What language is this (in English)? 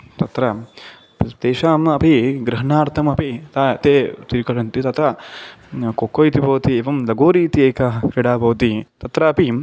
Sanskrit